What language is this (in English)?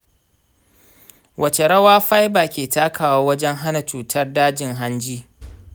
Hausa